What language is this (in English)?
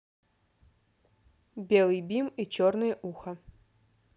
Russian